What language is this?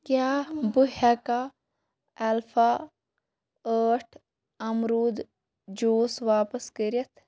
Kashmiri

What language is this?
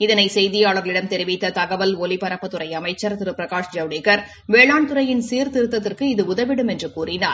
Tamil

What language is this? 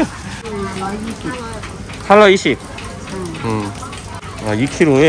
Korean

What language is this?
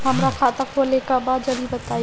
Bhojpuri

